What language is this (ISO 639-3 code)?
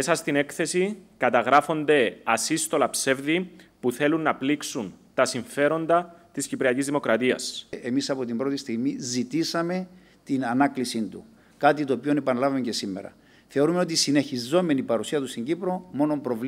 ell